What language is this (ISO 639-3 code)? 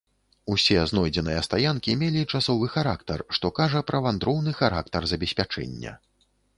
bel